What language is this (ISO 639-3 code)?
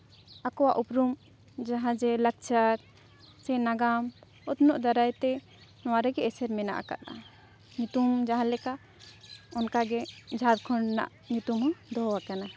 sat